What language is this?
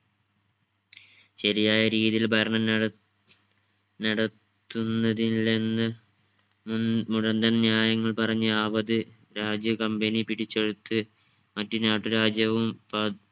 Malayalam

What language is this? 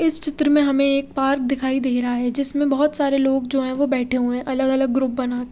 Hindi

